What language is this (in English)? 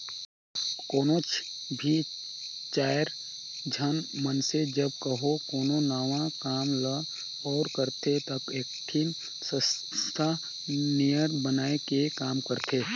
Chhattisgarhi